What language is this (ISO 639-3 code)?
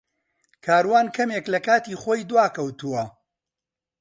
ckb